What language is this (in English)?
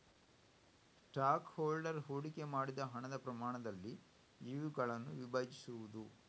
Kannada